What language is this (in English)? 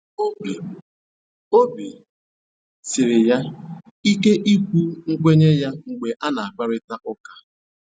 Igbo